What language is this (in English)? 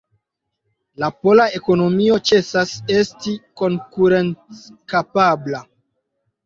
Esperanto